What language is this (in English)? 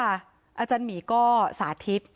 Thai